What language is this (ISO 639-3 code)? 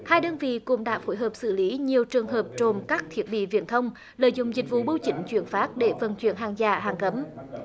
vie